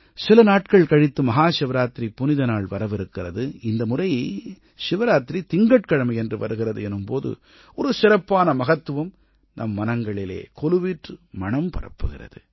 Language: Tamil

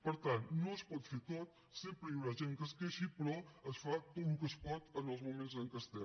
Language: Catalan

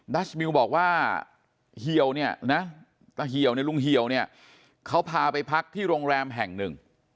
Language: Thai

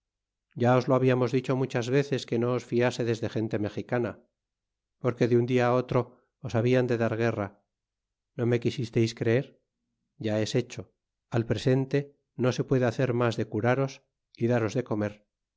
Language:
Spanish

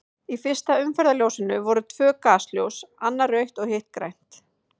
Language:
Icelandic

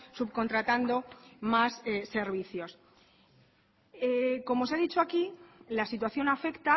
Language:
Spanish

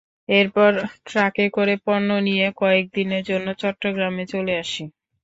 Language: Bangla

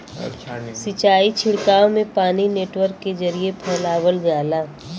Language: Bhojpuri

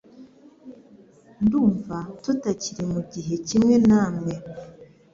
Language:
Kinyarwanda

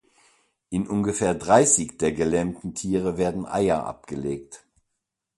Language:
German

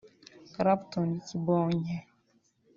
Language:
Kinyarwanda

